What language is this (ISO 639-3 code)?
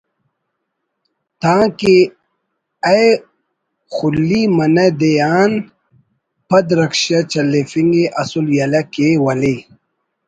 brh